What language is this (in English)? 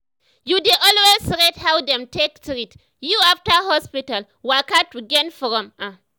Nigerian Pidgin